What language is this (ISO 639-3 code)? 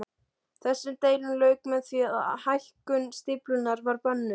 isl